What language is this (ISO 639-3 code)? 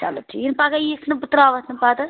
kas